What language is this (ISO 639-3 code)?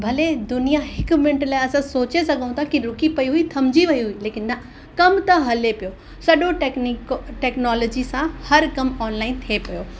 snd